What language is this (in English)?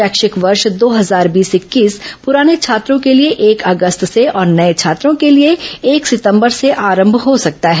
Hindi